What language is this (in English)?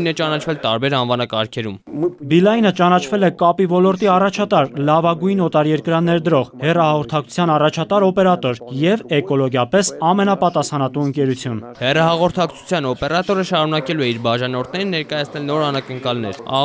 Hindi